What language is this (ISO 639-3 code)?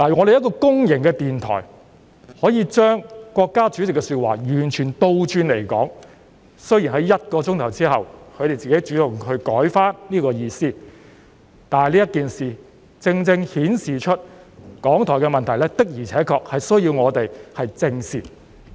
yue